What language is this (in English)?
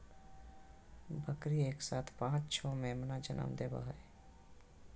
Magahi